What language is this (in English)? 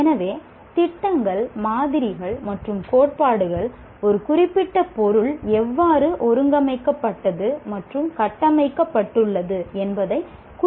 Tamil